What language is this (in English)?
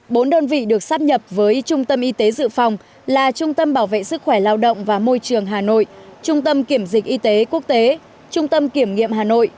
Vietnamese